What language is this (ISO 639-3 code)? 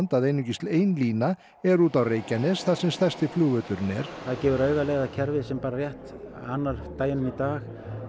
isl